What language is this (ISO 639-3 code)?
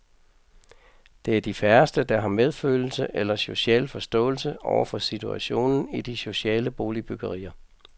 dan